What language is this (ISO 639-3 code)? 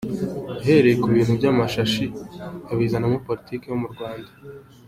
kin